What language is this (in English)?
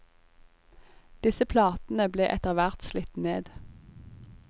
Norwegian